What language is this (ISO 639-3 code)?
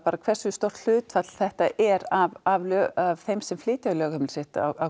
isl